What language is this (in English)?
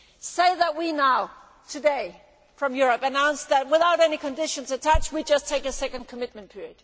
English